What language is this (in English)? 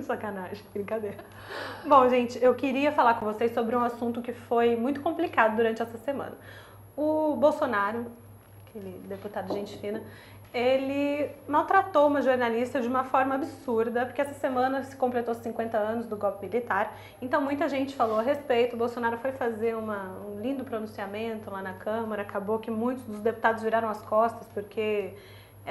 Portuguese